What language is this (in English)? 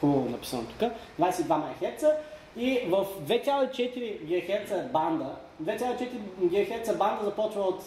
Bulgarian